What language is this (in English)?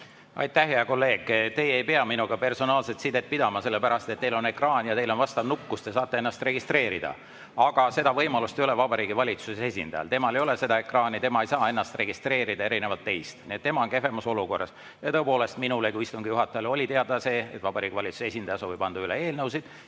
Estonian